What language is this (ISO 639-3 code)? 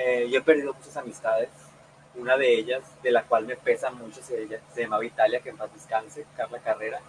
spa